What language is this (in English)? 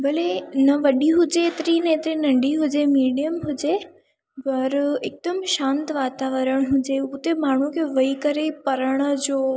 Sindhi